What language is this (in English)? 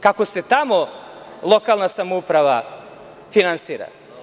Serbian